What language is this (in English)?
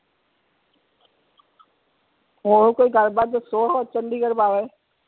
Punjabi